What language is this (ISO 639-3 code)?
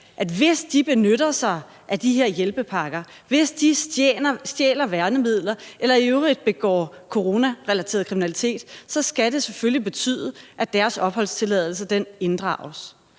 dan